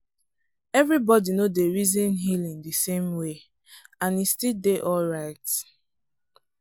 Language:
Nigerian Pidgin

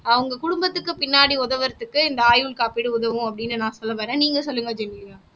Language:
Tamil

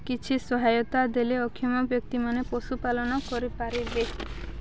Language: Odia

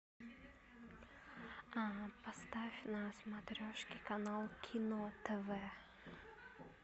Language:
Russian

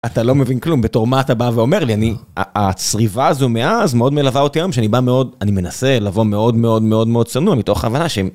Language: Hebrew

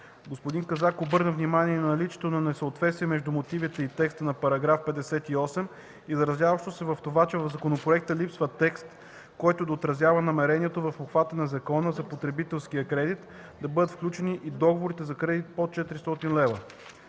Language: Bulgarian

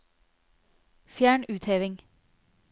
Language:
Norwegian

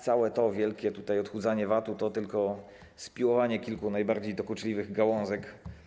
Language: Polish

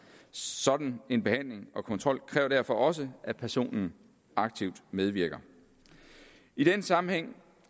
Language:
Danish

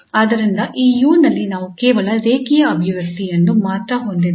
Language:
Kannada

